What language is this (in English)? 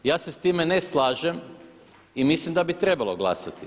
Croatian